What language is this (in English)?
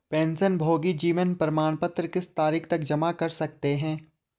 Hindi